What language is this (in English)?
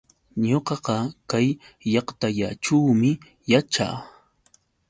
Yauyos Quechua